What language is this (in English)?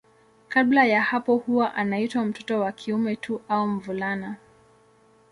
Swahili